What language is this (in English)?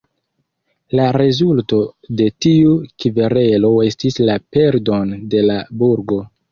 Esperanto